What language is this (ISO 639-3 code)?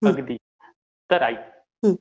mar